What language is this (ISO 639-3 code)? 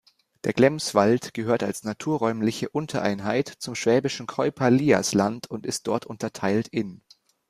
deu